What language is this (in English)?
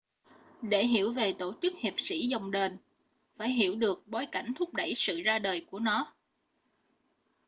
Vietnamese